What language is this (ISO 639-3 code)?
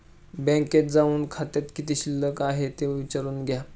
mar